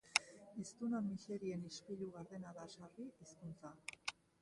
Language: Basque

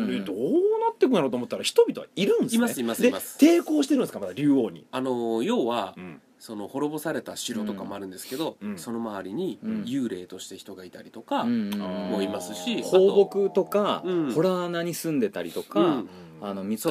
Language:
Japanese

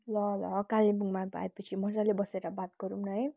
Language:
Nepali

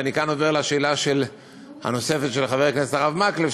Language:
Hebrew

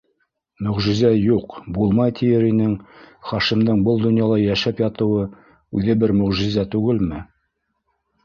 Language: Bashkir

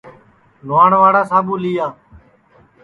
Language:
Sansi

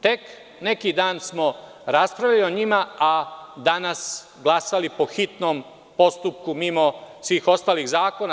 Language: Serbian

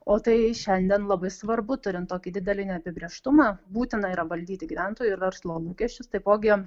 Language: Lithuanian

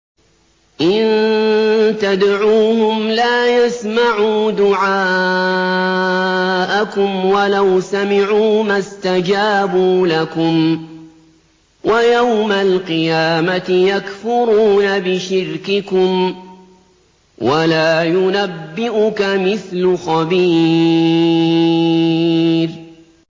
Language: Arabic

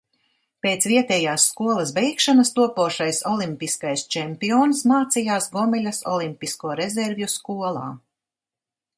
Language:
Latvian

